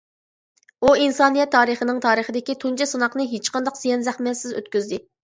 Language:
Uyghur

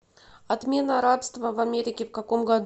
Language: Russian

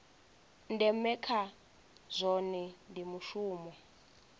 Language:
Venda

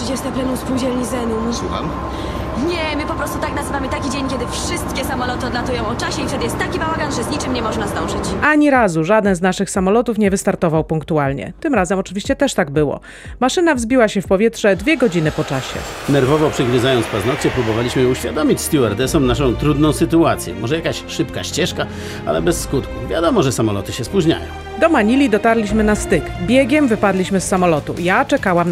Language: Polish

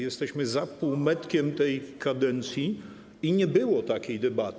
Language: Polish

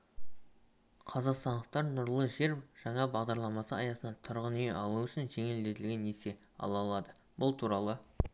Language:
Kazakh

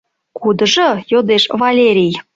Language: Mari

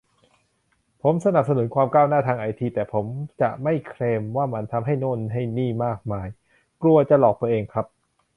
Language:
Thai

